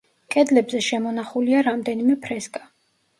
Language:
Georgian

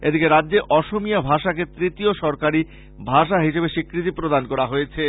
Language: Bangla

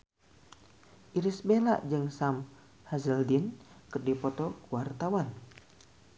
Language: Sundanese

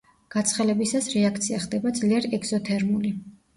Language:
Georgian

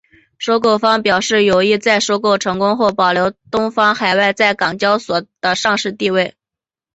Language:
Chinese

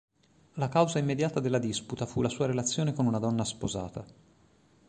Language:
Italian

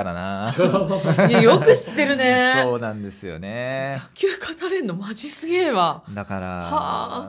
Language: Japanese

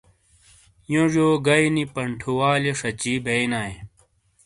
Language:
Shina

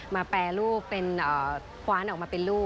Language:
Thai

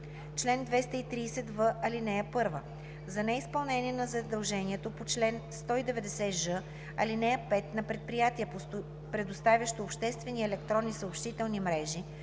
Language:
Bulgarian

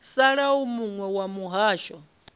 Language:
Venda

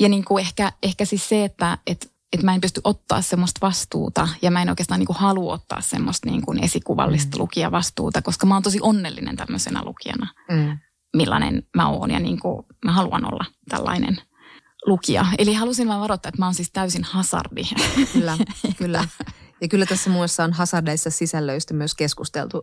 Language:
Finnish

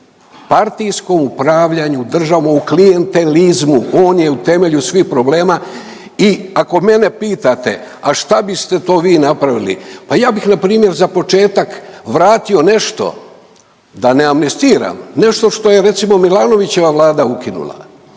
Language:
Croatian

